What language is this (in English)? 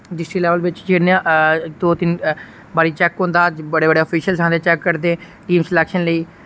Dogri